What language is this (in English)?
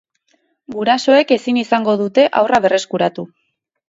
Basque